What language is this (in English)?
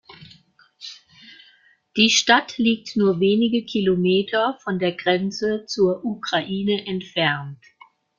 German